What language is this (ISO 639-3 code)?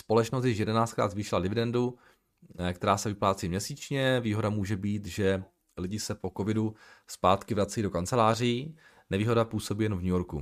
ces